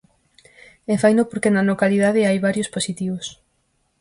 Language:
Galician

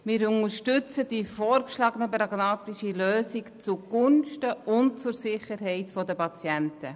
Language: Swiss German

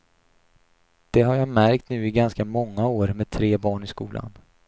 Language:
Swedish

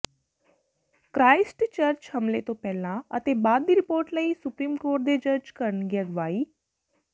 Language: Punjabi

